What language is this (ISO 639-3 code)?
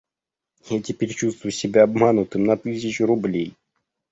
rus